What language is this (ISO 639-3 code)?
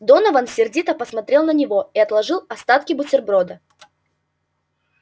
rus